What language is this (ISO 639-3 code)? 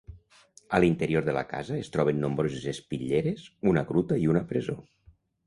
cat